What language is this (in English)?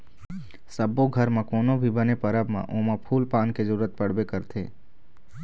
Chhattisgarhi